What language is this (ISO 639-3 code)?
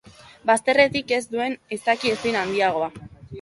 eus